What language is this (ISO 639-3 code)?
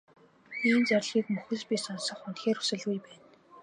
mon